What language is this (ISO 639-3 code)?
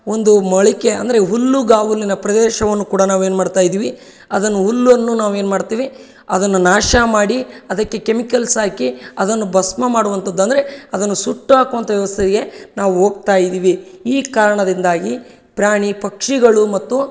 kan